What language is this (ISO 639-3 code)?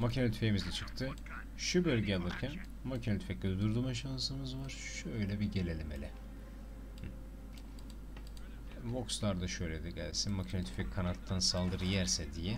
tur